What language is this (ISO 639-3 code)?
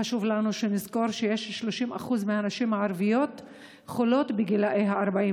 heb